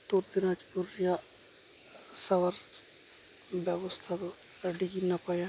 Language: Santali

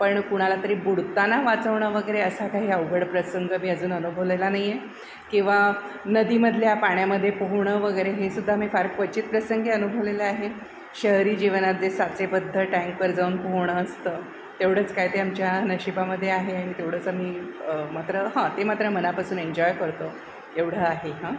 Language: Marathi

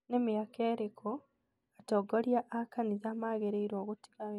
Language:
Kikuyu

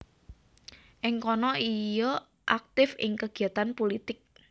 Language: Javanese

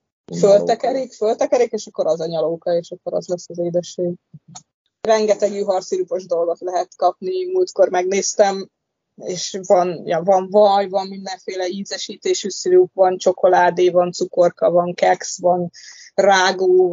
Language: Hungarian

